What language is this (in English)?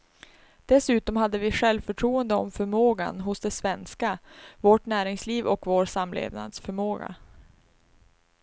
Swedish